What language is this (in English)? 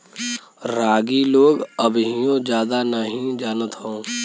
Bhojpuri